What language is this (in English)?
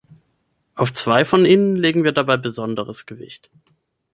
German